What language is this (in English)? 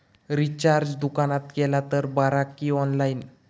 Marathi